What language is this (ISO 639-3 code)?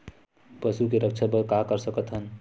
hne